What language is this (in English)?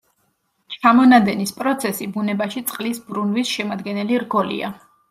Georgian